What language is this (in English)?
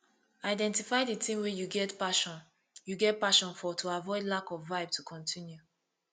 Nigerian Pidgin